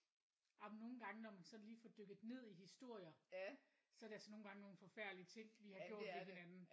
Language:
Danish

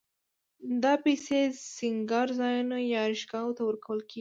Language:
Pashto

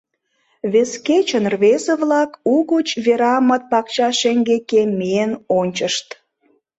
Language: Mari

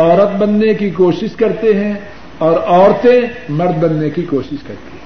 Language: Urdu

